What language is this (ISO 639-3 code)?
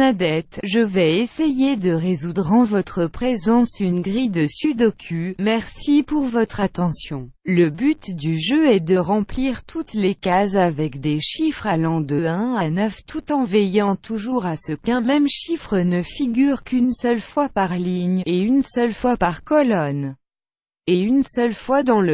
fra